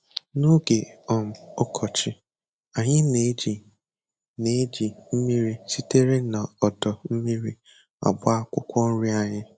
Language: Igbo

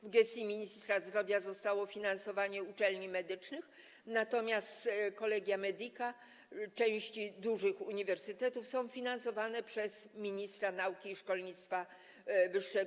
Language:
Polish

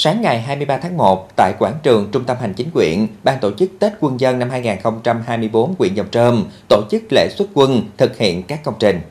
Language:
Vietnamese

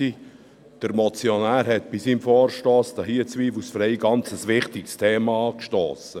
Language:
Swiss German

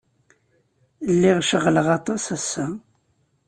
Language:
Kabyle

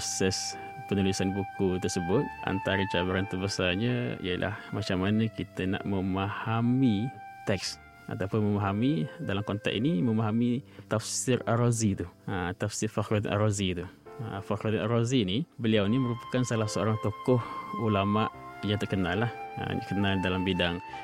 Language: Malay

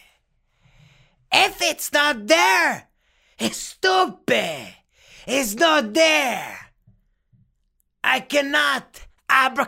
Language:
French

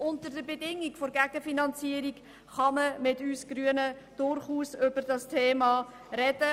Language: Swiss German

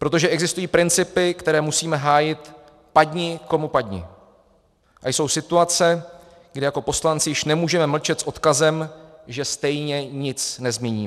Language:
Czech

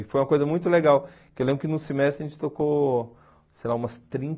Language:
Portuguese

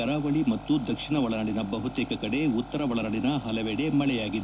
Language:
Kannada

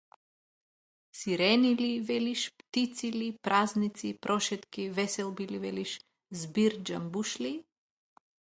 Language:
Macedonian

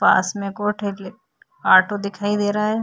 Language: Hindi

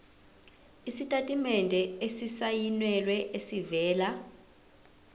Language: Zulu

